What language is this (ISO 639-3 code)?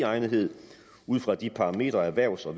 dan